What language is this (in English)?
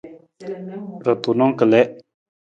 Nawdm